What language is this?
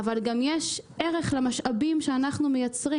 Hebrew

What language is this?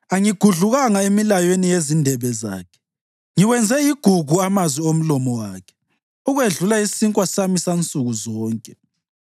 North Ndebele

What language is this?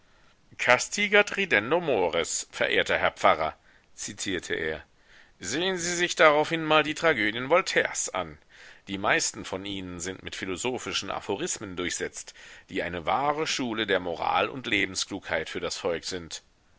German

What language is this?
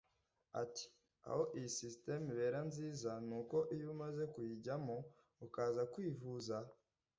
Kinyarwanda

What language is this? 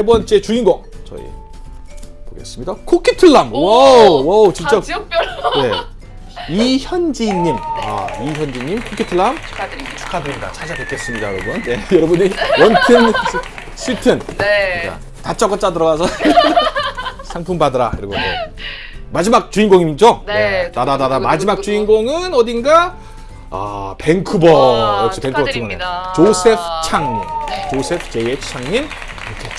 Korean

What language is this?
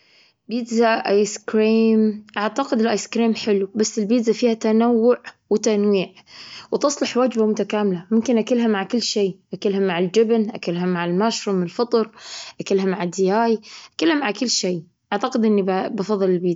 Gulf Arabic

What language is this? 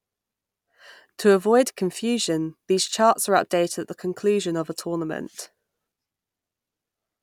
English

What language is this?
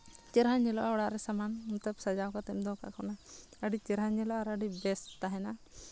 Santali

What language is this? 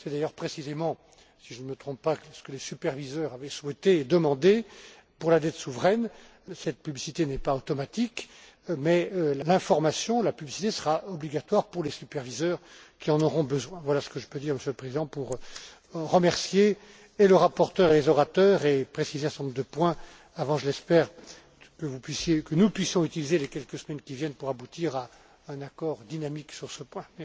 French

